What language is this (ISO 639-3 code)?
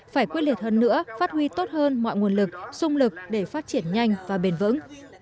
vie